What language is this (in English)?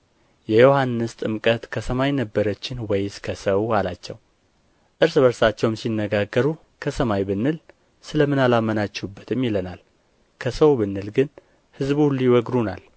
Amharic